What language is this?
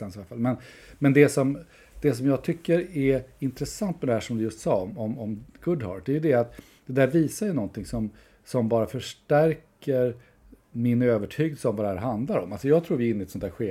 Swedish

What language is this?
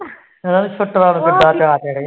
Punjabi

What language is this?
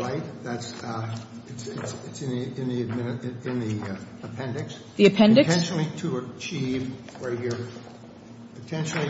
English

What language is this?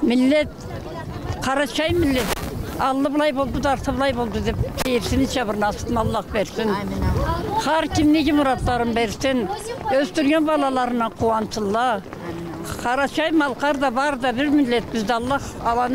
Turkish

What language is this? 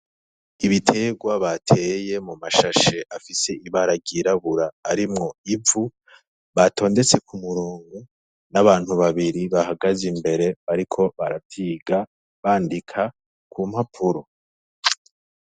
Rundi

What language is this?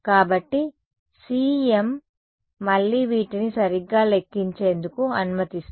Telugu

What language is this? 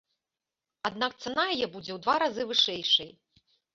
Belarusian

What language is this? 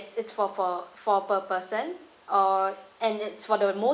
English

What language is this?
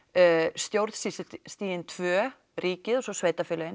Icelandic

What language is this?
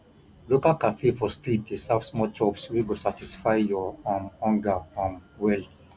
Nigerian Pidgin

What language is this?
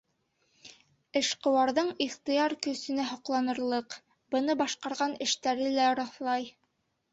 Bashkir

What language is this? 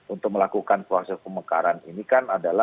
Indonesian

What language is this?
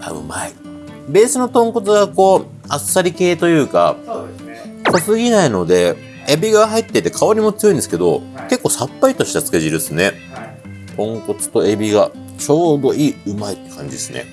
Japanese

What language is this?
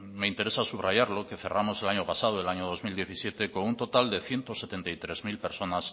Spanish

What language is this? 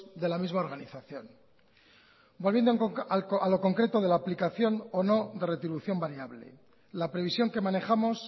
Spanish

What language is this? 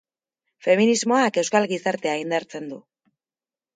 Basque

